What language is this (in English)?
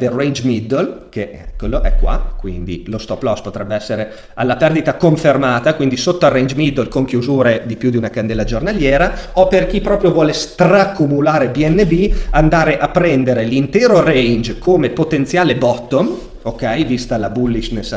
Italian